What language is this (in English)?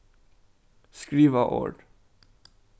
Faroese